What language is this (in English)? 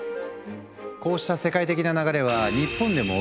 Japanese